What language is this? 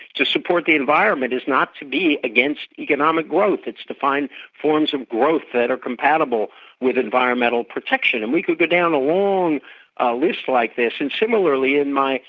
English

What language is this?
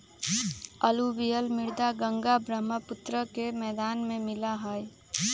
Magahi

